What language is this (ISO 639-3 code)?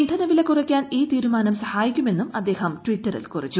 mal